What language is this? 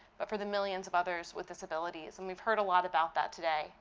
English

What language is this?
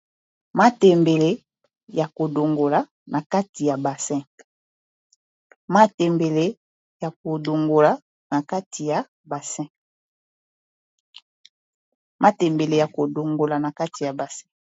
Lingala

